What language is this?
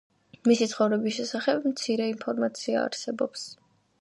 Georgian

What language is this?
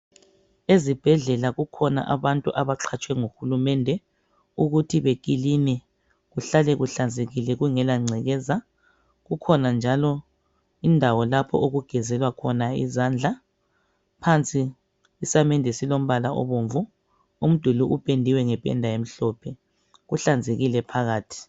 North Ndebele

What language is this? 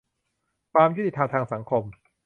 Thai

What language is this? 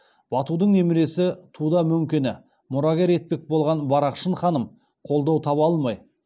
Kazakh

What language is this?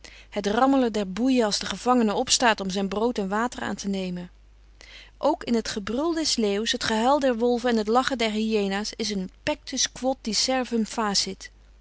Dutch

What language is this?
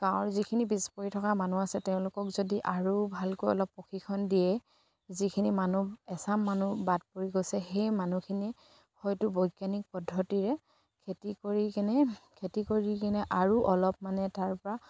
Assamese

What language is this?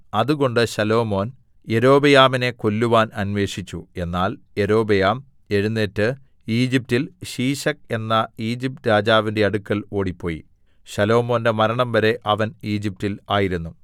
Malayalam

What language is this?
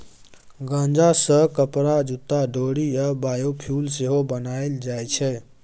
Maithili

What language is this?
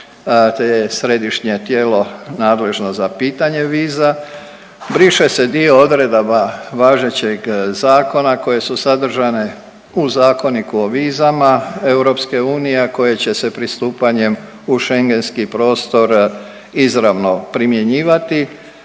Croatian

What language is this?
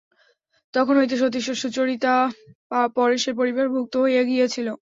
Bangla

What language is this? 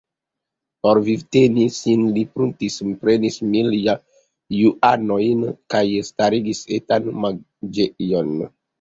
Esperanto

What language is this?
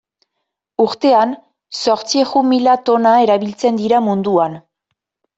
Basque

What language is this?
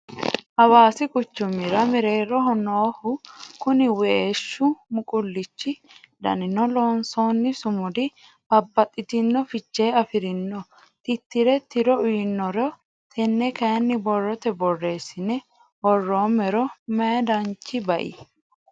Sidamo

